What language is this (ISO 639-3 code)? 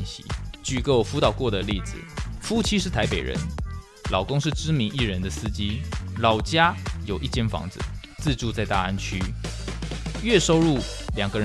zho